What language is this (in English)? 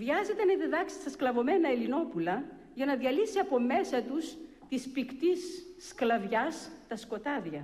Greek